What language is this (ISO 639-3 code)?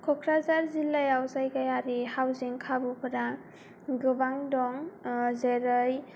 brx